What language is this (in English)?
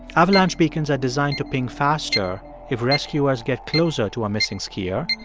English